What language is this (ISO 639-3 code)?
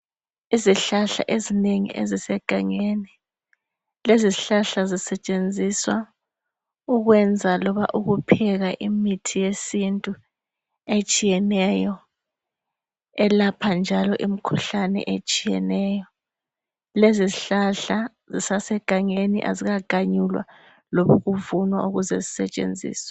nde